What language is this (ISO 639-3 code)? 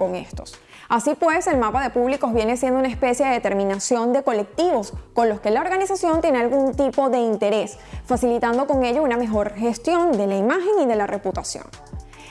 spa